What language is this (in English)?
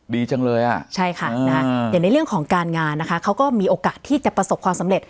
Thai